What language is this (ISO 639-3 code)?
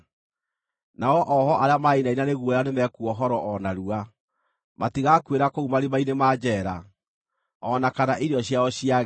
kik